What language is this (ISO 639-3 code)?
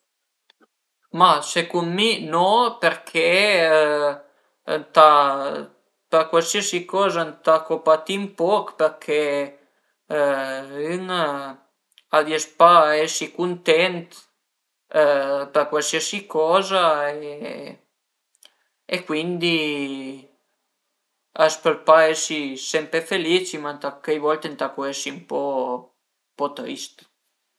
pms